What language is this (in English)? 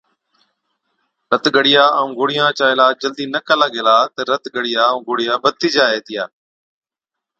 Od